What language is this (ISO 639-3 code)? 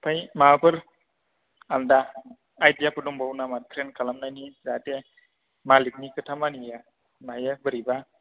brx